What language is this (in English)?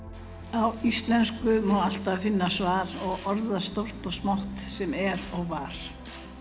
Icelandic